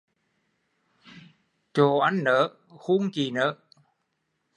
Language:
Vietnamese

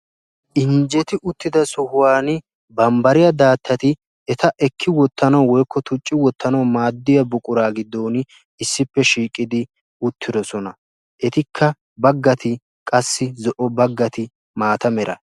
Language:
Wolaytta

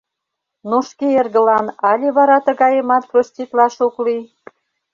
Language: Mari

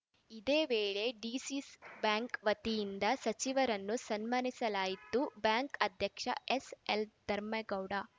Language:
Kannada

